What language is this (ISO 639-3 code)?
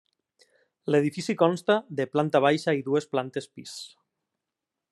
cat